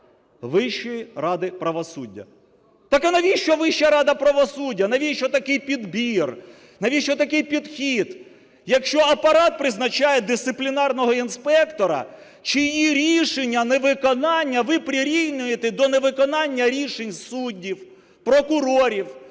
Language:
Ukrainian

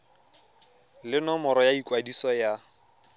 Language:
Tswana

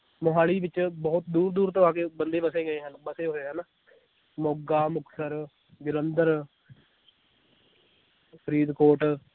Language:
Punjabi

